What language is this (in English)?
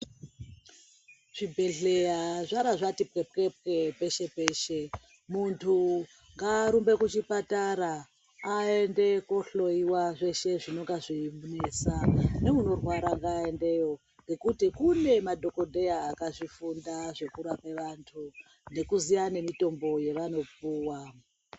Ndau